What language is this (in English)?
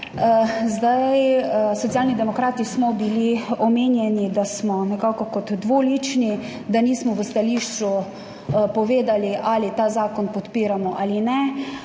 Slovenian